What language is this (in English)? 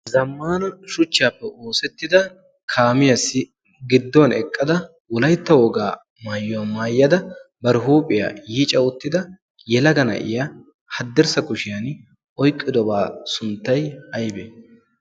Wolaytta